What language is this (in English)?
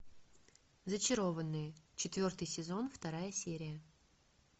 Russian